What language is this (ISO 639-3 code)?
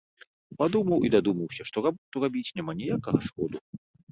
bel